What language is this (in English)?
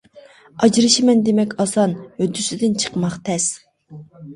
Uyghur